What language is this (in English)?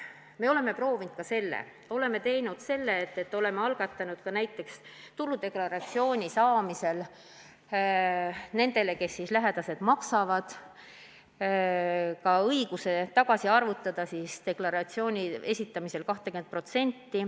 Estonian